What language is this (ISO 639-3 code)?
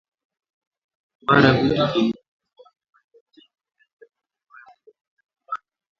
swa